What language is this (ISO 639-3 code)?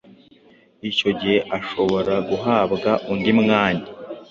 kin